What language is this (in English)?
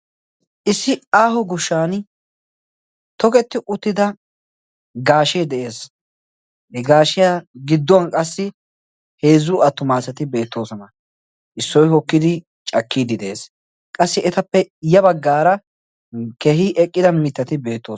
Wolaytta